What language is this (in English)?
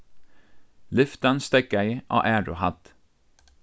Faroese